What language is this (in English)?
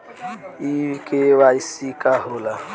Bhojpuri